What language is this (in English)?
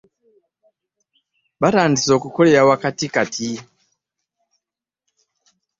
Ganda